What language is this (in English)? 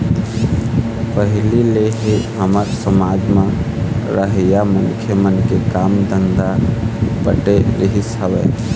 Chhattisgarhi